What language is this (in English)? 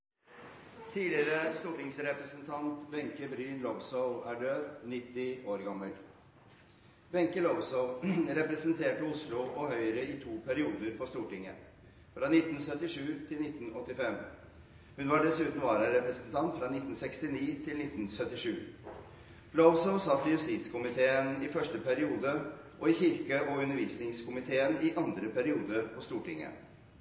Norwegian Bokmål